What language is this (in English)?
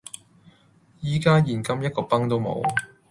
Cantonese